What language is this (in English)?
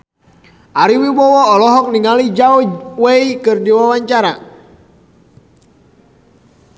Sundanese